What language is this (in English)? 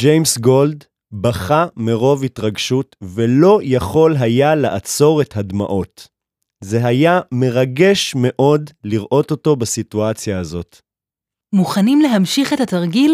Hebrew